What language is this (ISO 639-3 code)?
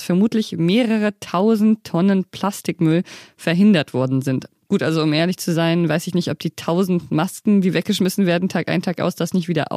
deu